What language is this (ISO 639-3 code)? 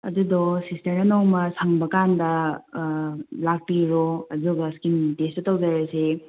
mni